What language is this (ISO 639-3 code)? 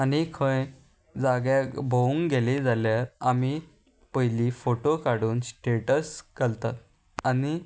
kok